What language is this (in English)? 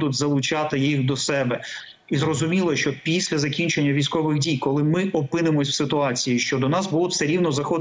Ukrainian